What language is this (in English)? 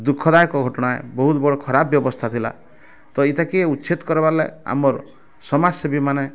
Odia